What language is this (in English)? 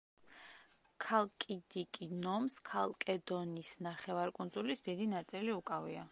Georgian